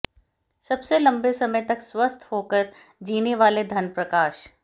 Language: Hindi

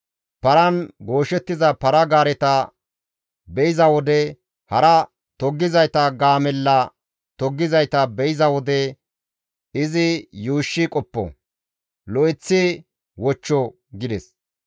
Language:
Gamo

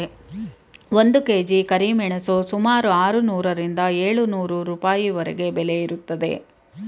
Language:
Kannada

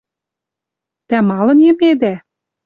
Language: Western Mari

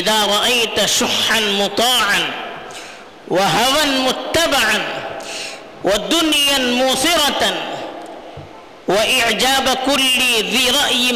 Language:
Urdu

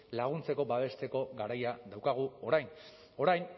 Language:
Basque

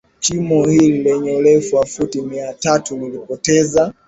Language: Swahili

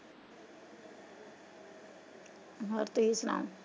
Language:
Punjabi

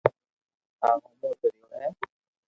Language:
Loarki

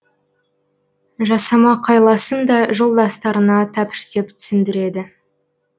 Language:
Kazakh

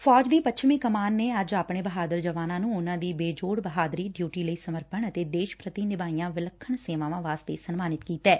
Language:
Punjabi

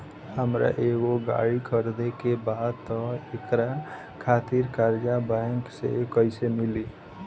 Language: Bhojpuri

